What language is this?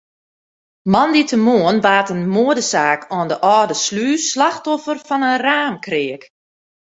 Western Frisian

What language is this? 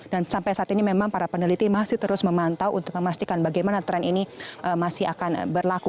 Indonesian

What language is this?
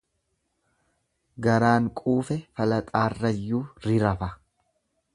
Oromo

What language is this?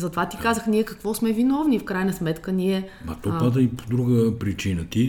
Bulgarian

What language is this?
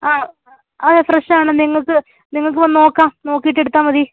Malayalam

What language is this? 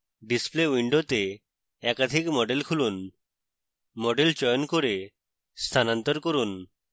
Bangla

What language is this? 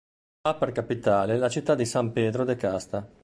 Italian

